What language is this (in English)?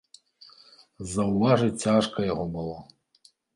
Belarusian